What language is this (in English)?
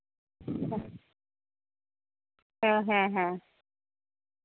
Santali